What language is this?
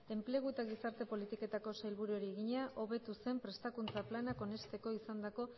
Basque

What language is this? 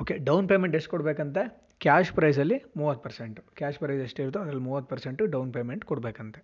Kannada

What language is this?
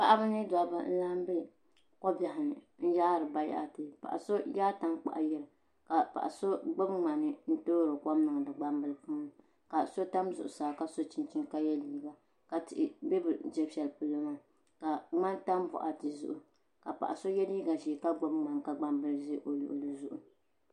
Dagbani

